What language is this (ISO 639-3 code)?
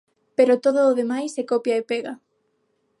glg